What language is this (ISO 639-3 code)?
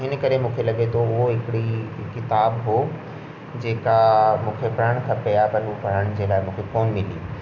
snd